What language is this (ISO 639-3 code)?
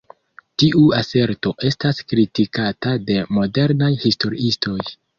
epo